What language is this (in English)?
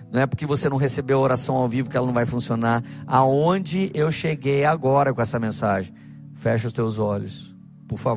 Portuguese